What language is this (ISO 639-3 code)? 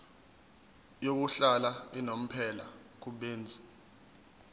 zul